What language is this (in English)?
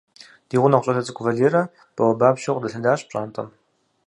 Kabardian